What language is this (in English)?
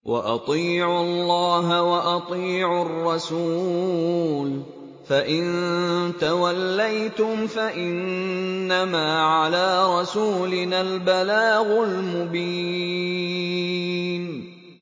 Arabic